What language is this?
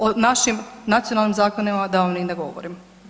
Croatian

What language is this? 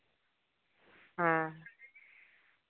Santali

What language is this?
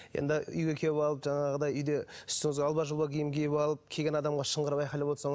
Kazakh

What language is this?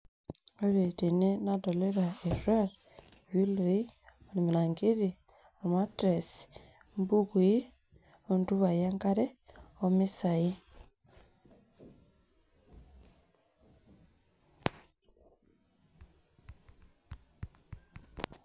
Masai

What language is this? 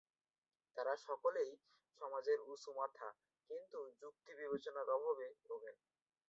Bangla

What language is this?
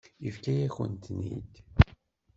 Kabyle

